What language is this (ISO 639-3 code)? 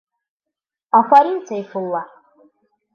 bak